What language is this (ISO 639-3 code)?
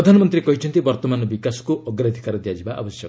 ori